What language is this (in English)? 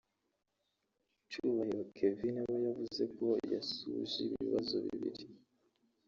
Kinyarwanda